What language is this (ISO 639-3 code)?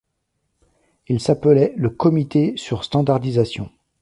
fra